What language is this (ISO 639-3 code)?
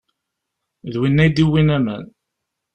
kab